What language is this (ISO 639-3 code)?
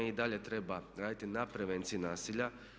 hrv